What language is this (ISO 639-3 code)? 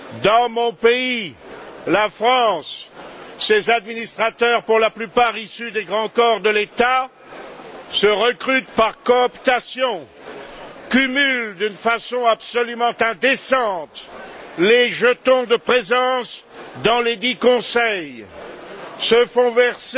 fra